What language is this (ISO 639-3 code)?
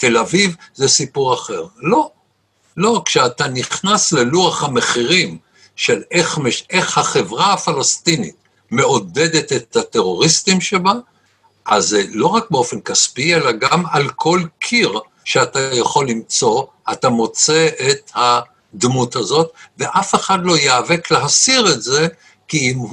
heb